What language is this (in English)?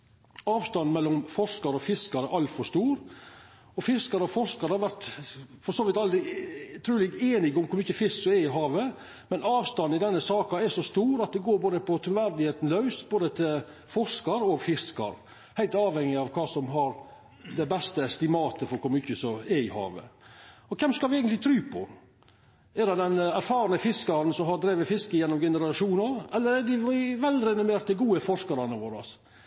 Norwegian Nynorsk